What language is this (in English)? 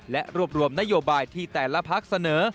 Thai